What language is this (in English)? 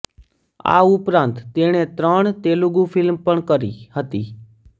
Gujarati